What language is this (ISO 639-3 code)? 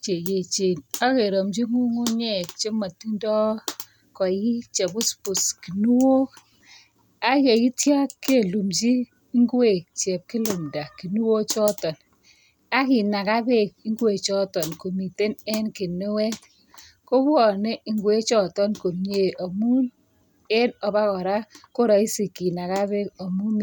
kln